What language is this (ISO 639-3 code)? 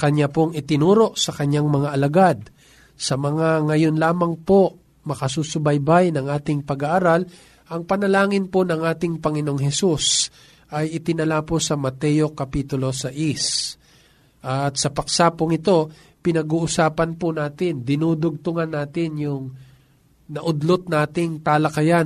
fil